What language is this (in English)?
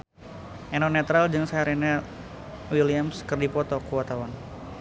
Sundanese